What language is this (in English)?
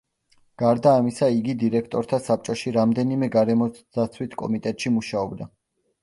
Georgian